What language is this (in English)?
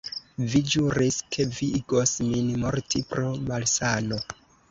Esperanto